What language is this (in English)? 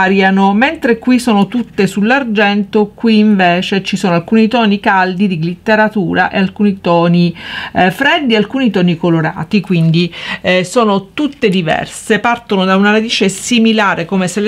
Italian